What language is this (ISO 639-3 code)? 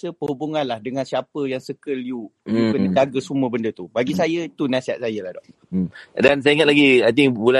msa